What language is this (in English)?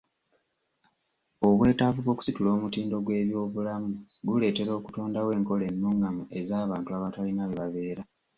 Ganda